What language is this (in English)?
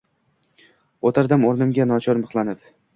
Uzbek